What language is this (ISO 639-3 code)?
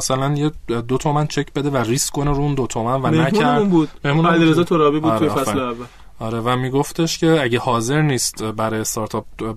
fas